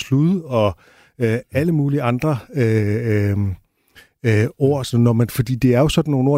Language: Danish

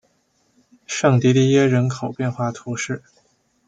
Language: Chinese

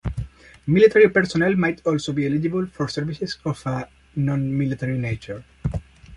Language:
English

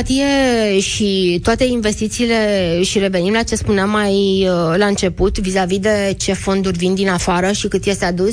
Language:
Romanian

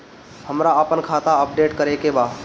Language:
Bhojpuri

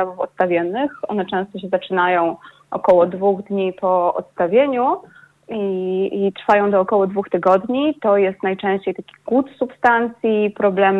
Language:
Polish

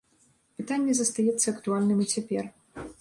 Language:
Belarusian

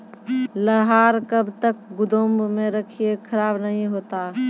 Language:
Maithili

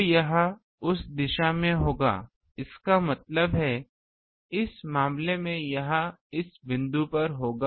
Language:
Hindi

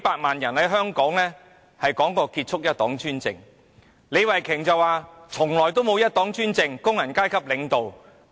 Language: Cantonese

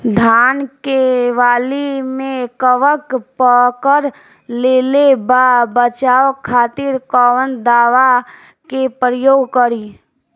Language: Bhojpuri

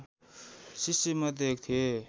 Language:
Nepali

